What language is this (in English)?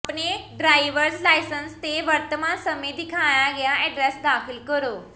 Punjabi